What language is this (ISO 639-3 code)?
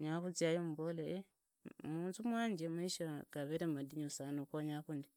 ida